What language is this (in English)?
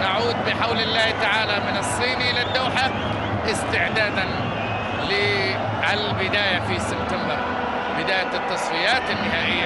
Arabic